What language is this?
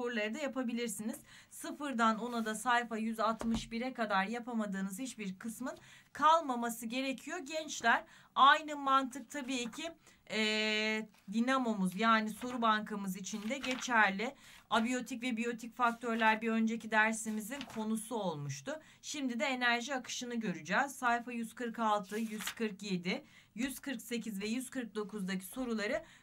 Turkish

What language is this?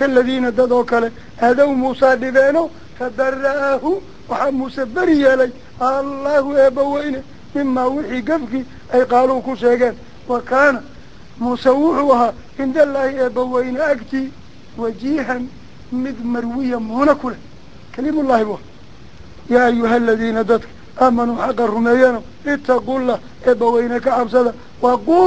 Arabic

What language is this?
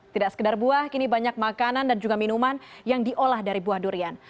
Indonesian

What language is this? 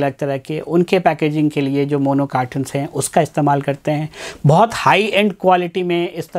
Hindi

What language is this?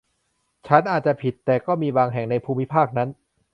Thai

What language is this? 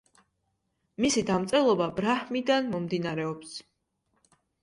Georgian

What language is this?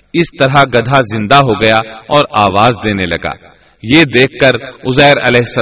Urdu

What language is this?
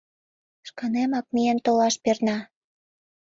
Mari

